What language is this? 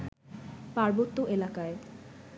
Bangla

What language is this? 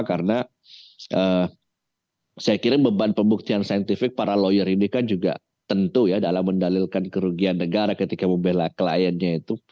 Indonesian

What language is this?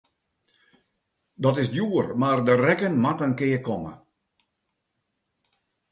Western Frisian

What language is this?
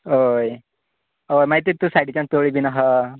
Konkani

